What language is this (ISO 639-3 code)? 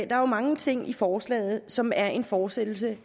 dan